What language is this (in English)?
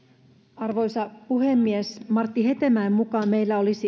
Finnish